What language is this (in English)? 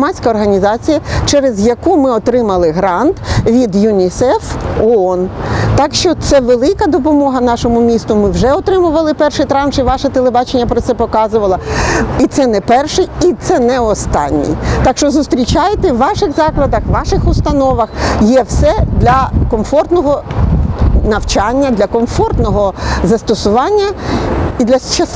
Ukrainian